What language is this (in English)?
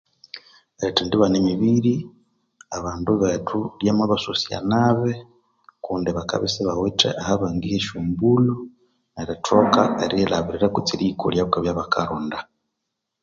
Konzo